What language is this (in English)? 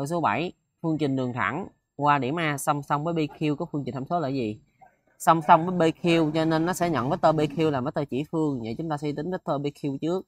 Vietnamese